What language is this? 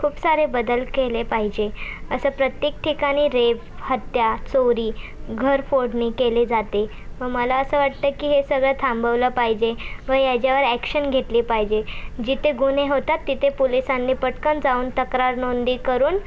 Marathi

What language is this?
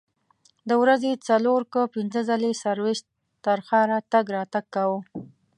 Pashto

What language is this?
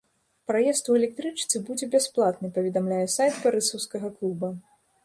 Belarusian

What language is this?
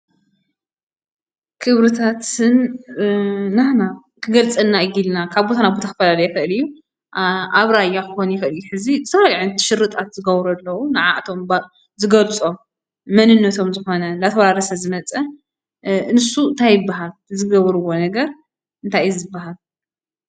Tigrinya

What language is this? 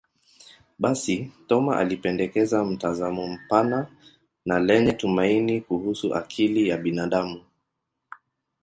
Swahili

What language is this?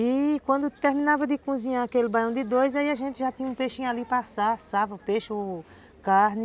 Portuguese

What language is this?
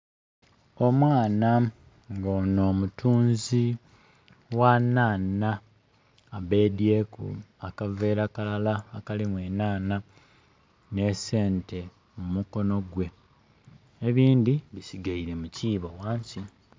Soga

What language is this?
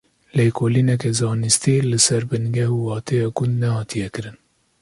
Kurdish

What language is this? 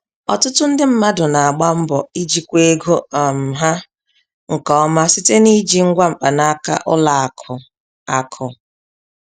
Igbo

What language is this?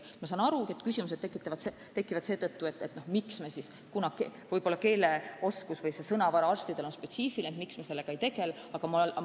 Estonian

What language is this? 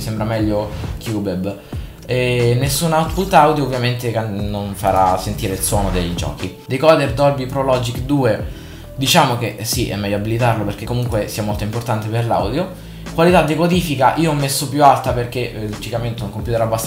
Italian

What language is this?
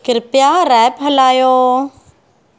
Sindhi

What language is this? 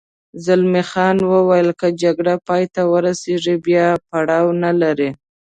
Pashto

